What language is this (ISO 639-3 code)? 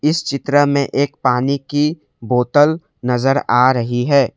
hin